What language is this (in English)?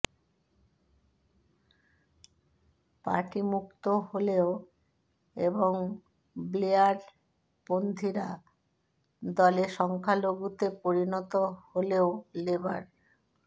Bangla